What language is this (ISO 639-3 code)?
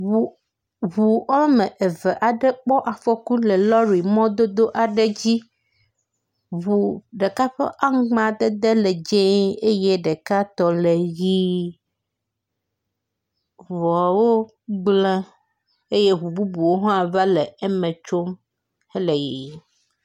ewe